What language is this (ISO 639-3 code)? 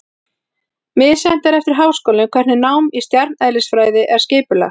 isl